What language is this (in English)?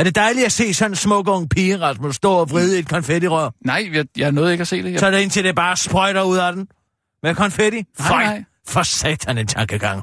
Danish